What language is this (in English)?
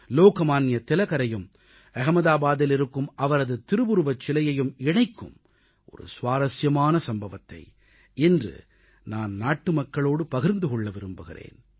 Tamil